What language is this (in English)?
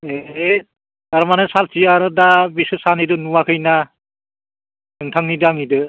Bodo